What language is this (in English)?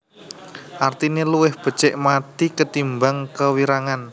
Javanese